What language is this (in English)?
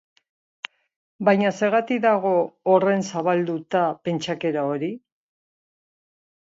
Basque